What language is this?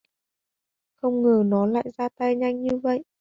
Vietnamese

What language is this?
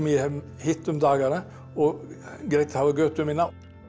Icelandic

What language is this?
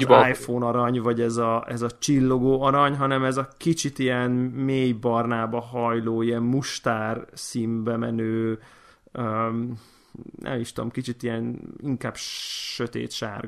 Hungarian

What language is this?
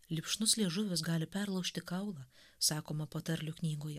Lithuanian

